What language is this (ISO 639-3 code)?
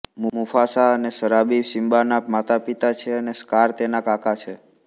guj